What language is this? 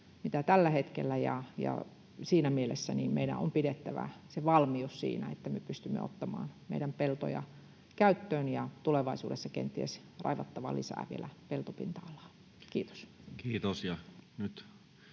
Finnish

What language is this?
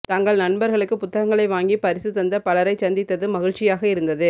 Tamil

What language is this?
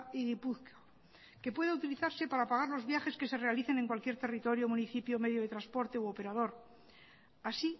Spanish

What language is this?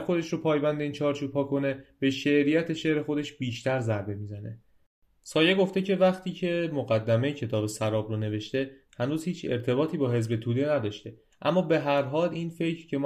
Persian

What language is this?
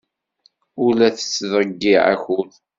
Kabyle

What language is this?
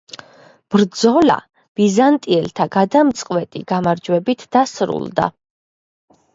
Georgian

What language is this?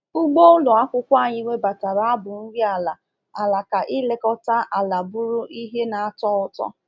Igbo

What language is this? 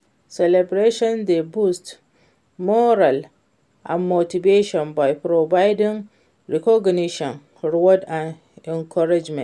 Nigerian Pidgin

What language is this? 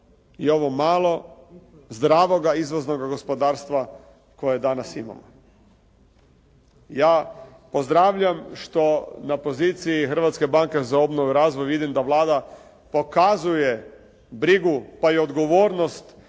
Croatian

